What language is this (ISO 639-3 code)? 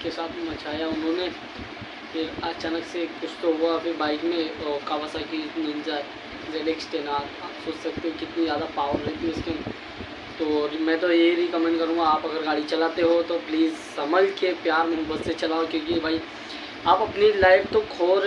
hin